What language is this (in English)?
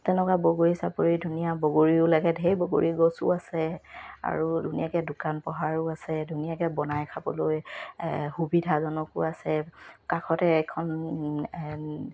Assamese